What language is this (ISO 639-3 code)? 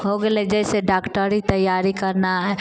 mai